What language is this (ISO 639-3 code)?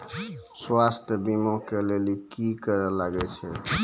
mai